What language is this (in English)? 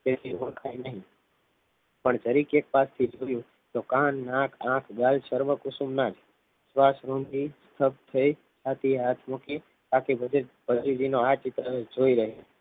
Gujarati